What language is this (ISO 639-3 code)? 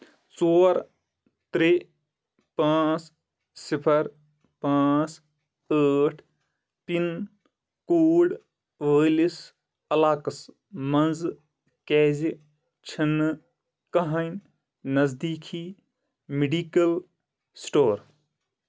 kas